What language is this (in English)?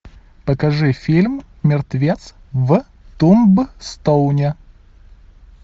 Russian